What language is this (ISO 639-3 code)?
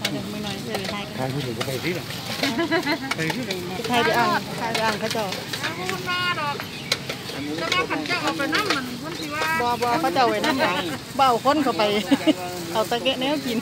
tha